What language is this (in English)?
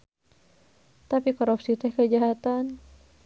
Sundanese